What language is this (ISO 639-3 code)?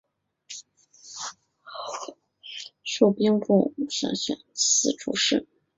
zho